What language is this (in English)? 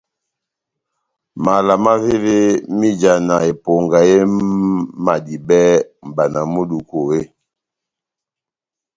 Batanga